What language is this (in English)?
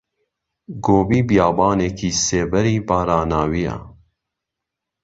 Central Kurdish